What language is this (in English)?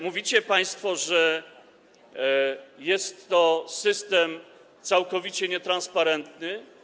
Polish